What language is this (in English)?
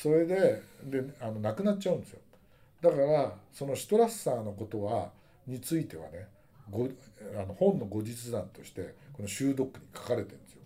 Japanese